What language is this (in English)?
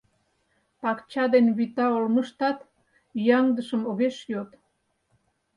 Mari